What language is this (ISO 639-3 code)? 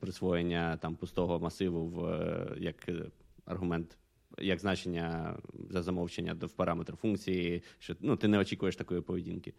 ukr